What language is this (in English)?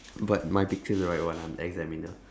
English